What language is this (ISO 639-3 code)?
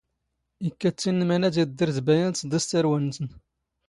zgh